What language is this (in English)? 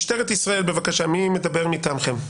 Hebrew